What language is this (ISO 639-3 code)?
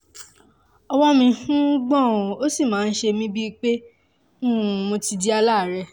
yor